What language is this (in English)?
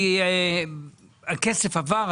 Hebrew